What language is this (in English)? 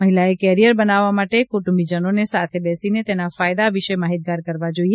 Gujarati